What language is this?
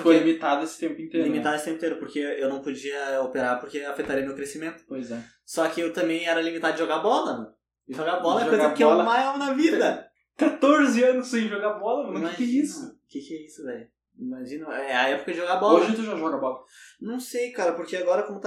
Portuguese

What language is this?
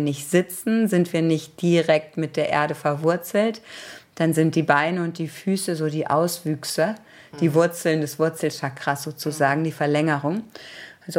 German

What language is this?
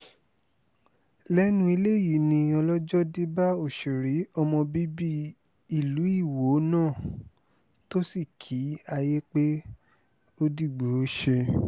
Yoruba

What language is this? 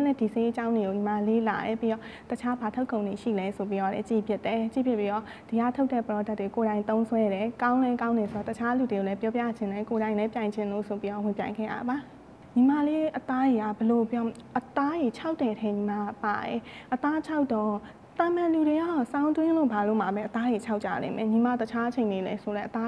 Thai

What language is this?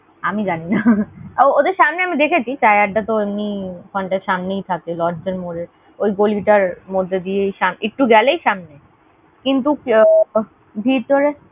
Bangla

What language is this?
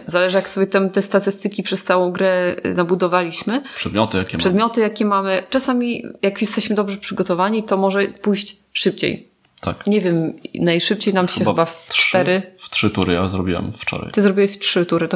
Polish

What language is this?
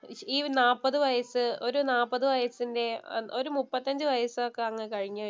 Malayalam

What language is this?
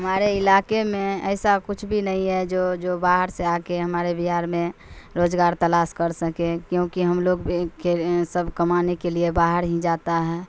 Urdu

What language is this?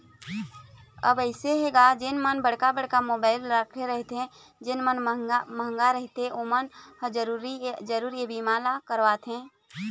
Chhattisgarhi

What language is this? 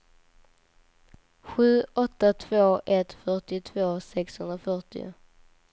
Swedish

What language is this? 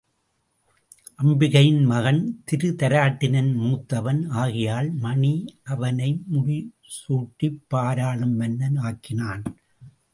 Tamil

